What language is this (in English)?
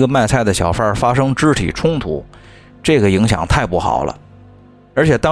Chinese